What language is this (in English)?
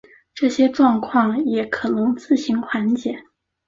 Chinese